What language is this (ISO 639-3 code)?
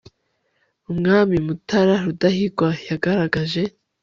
kin